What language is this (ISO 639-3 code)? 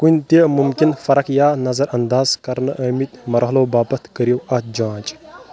kas